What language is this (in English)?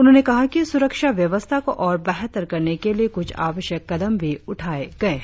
Hindi